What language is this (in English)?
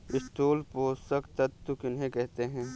Hindi